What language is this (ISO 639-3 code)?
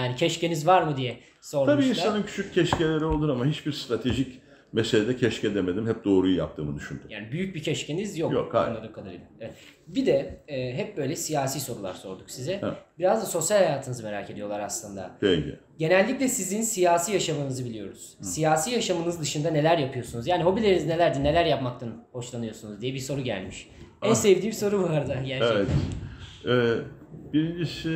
tur